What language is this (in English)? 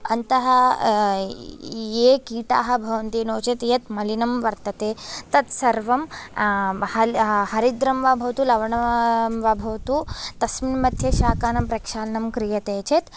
Sanskrit